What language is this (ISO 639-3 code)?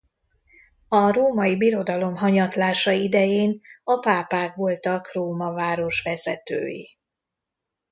hun